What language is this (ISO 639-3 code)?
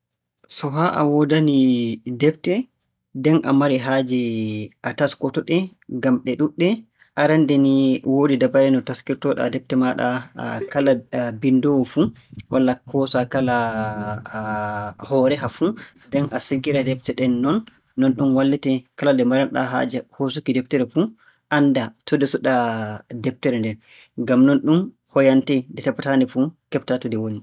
fue